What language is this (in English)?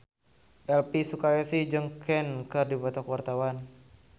Sundanese